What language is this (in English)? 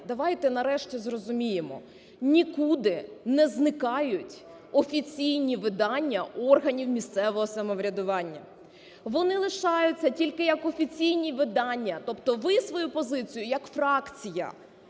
Ukrainian